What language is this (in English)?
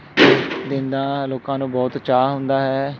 Punjabi